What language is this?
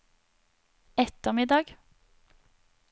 Norwegian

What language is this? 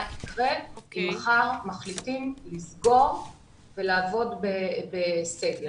Hebrew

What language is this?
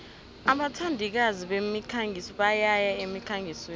South Ndebele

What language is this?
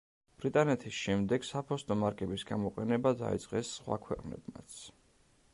Georgian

